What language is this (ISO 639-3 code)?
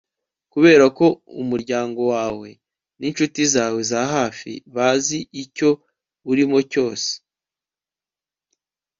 kin